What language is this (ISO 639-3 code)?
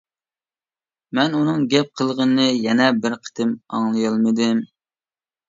uig